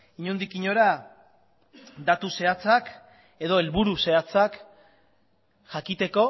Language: Basque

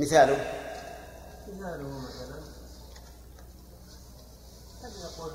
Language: Arabic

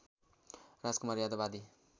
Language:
Nepali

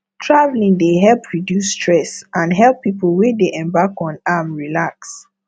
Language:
Nigerian Pidgin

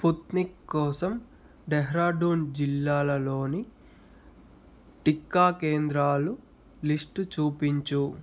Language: Telugu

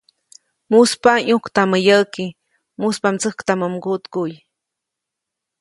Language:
Copainalá Zoque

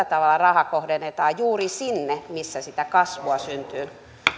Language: Finnish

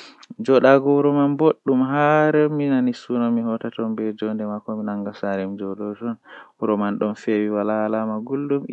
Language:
Western Niger Fulfulde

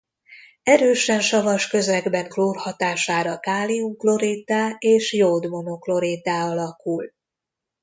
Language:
Hungarian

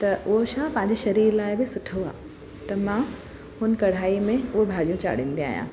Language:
Sindhi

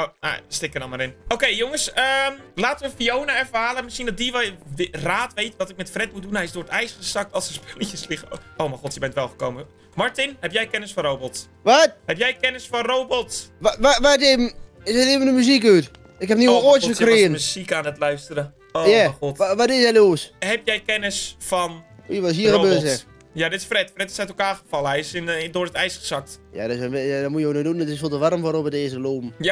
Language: Dutch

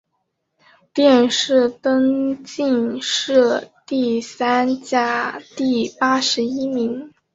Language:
Chinese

